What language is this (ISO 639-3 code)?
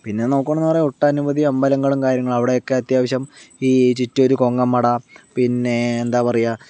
mal